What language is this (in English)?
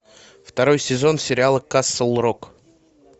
Russian